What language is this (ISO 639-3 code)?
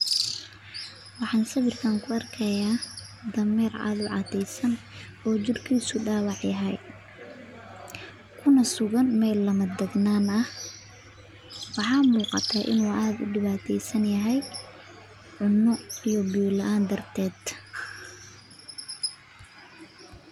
som